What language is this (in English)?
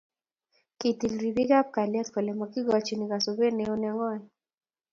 Kalenjin